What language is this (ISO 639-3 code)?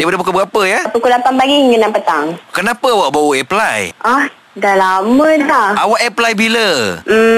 msa